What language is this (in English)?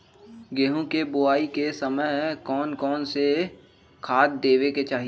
Magahi